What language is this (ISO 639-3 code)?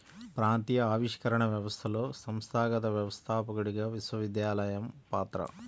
tel